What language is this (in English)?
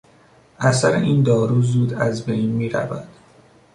Persian